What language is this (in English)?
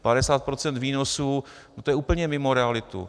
Czech